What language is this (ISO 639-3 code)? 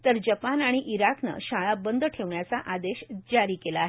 mar